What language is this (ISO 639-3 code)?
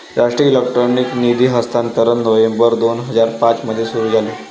mar